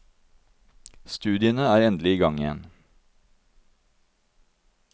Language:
Norwegian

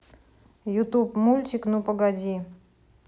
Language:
Russian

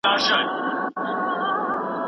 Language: Pashto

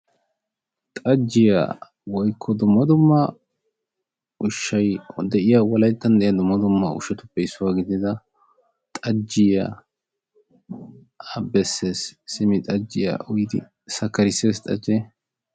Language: Wolaytta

